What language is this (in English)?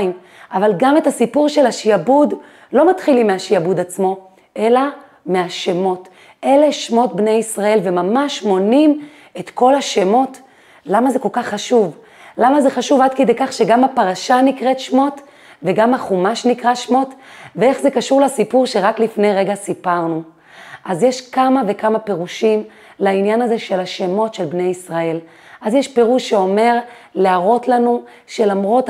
Hebrew